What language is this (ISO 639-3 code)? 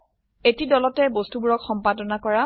asm